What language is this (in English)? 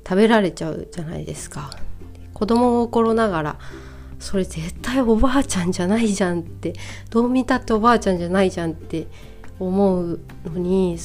Japanese